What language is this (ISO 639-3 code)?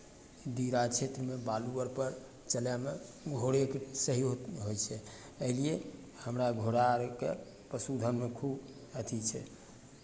mai